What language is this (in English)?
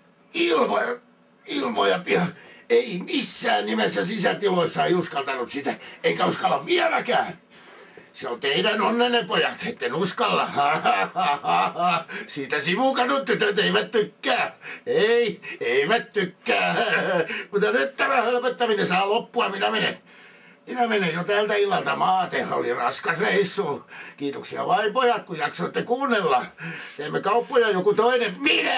Finnish